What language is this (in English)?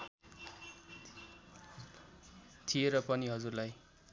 Nepali